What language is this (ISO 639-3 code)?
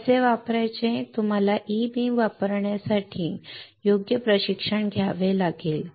mar